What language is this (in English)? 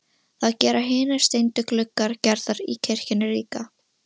Icelandic